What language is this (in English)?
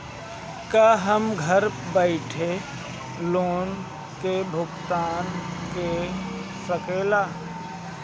Bhojpuri